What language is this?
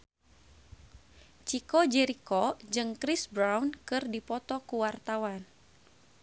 Sundanese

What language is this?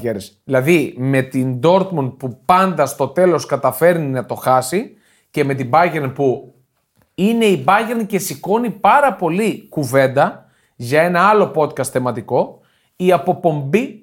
Greek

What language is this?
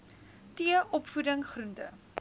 Afrikaans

